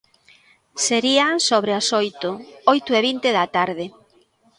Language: Galician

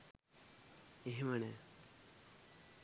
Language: Sinhala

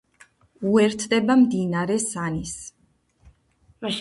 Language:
Georgian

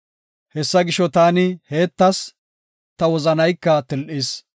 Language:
Gofa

